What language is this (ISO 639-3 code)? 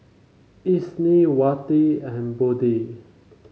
eng